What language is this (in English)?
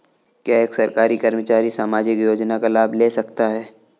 Hindi